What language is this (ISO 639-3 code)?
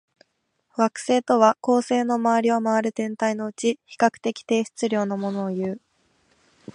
jpn